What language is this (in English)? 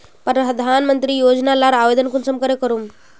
Magahi